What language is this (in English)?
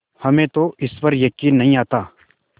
Hindi